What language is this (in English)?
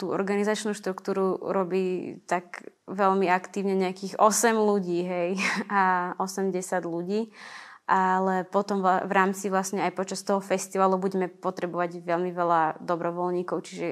Slovak